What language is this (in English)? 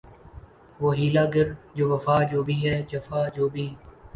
Urdu